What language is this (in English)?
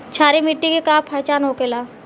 Bhojpuri